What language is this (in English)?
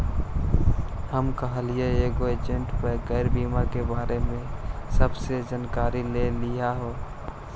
Magahi